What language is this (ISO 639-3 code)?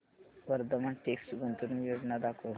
mar